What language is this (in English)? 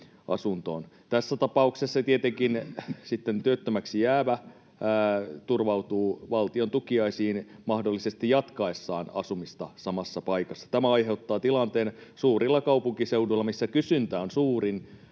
Finnish